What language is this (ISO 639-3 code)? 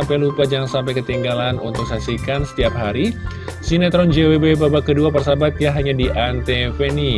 ind